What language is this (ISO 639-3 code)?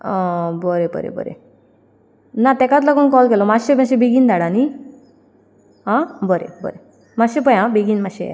kok